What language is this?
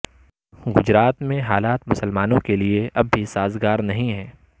Urdu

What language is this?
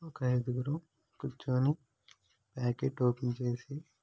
Telugu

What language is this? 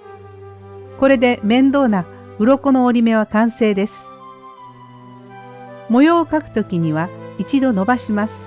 Japanese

